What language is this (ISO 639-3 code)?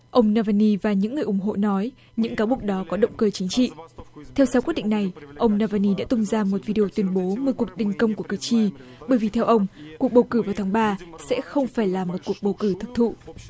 vie